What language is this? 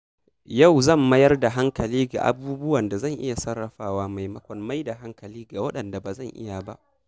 Hausa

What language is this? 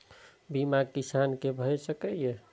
Maithili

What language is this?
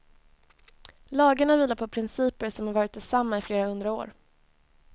Swedish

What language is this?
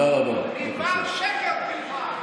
Hebrew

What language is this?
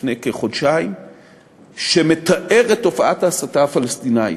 Hebrew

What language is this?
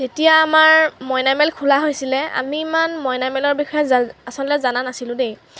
Assamese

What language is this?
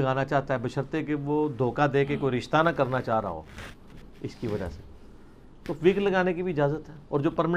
Hindi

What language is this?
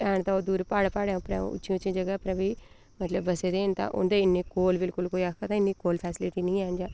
Dogri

